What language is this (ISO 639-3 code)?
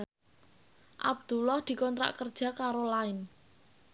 jav